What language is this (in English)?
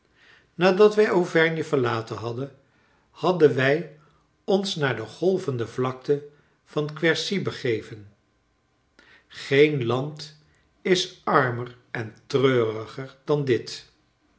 Dutch